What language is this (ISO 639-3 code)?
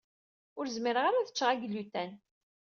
kab